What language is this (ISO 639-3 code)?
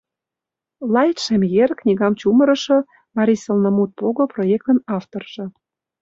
chm